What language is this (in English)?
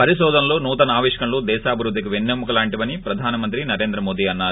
Telugu